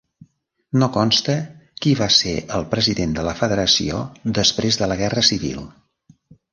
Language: Catalan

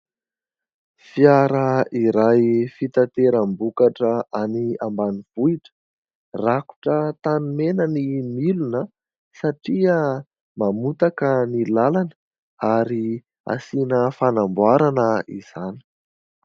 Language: Malagasy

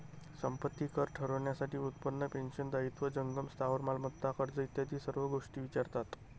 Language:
Marathi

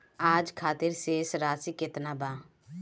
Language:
Bhojpuri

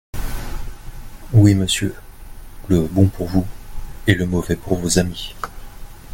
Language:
French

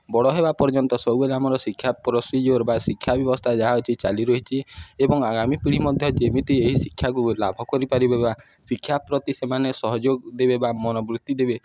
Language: Odia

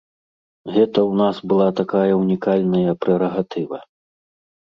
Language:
Belarusian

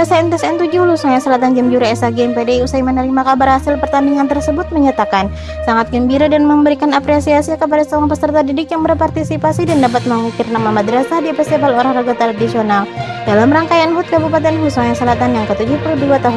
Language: Indonesian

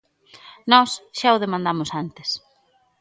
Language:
Galician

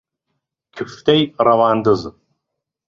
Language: Central Kurdish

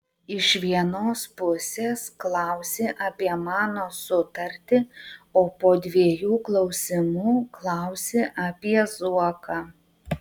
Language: Lithuanian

